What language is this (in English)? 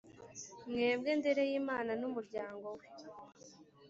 Kinyarwanda